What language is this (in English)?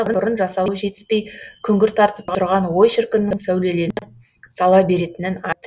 Kazakh